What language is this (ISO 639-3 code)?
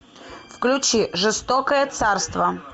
rus